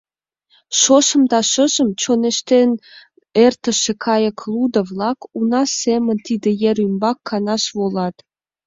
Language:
Mari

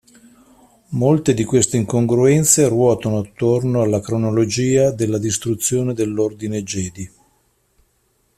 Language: Italian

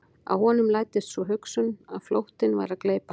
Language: Icelandic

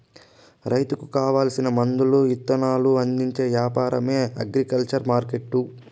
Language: Telugu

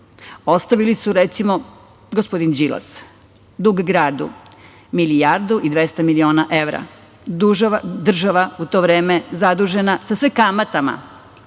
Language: Serbian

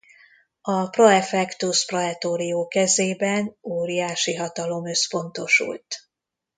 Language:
Hungarian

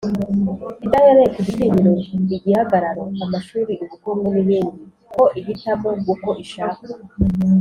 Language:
Kinyarwanda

